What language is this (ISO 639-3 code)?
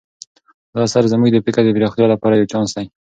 pus